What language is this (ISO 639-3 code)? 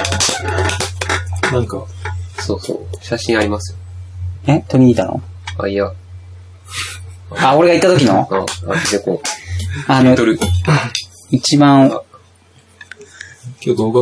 jpn